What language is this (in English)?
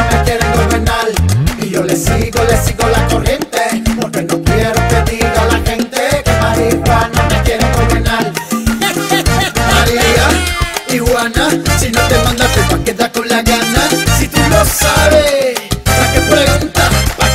Spanish